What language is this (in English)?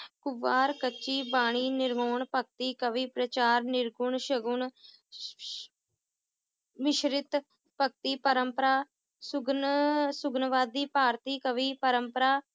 Punjabi